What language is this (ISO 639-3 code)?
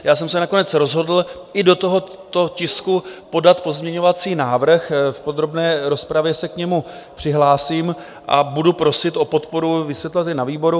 ces